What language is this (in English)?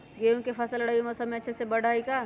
Magahi